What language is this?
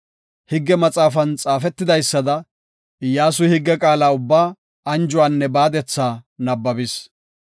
Gofa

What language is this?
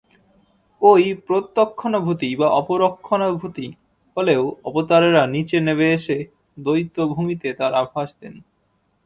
Bangla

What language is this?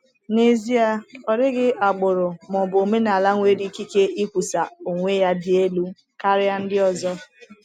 Igbo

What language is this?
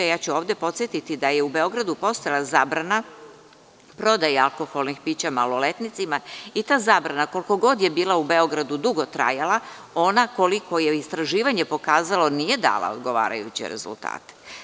Serbian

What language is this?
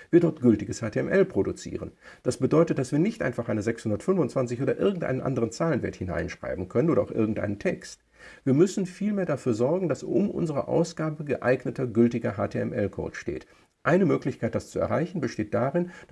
German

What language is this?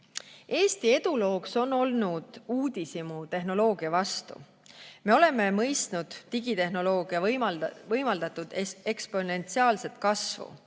Estonian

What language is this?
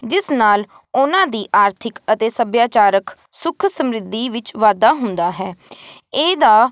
Punjabi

